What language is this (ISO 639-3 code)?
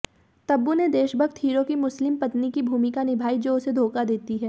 hin